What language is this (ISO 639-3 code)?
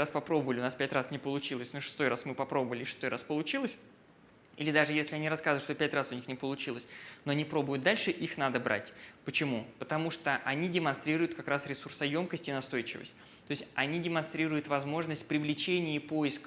rus